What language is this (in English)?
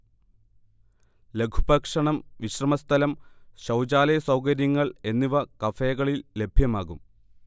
Malayalam